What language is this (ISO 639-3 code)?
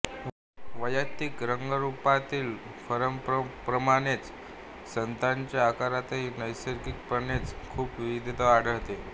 mar